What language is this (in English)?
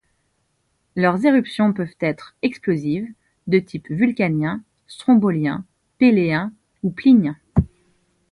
French